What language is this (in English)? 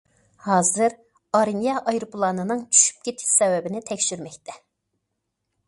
Uyghur